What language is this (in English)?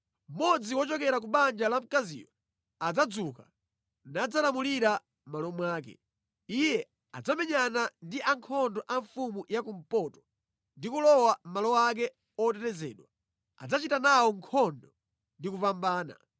Nyanja